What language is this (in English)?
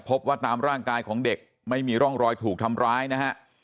Thai